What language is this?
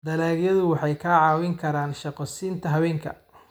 Somali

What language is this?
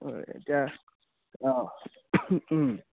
Assamese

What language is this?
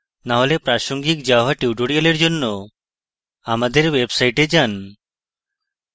Bangla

